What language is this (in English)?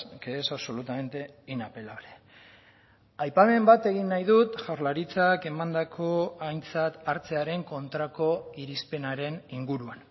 Basque